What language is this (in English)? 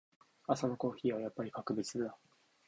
Japanese